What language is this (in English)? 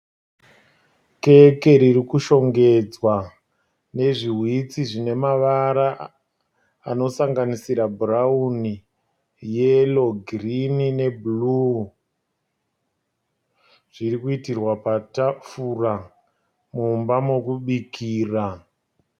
Shona